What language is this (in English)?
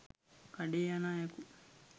Sinhala